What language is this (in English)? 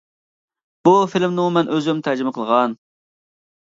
Uyghur